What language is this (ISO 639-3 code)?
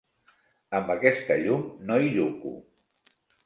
cat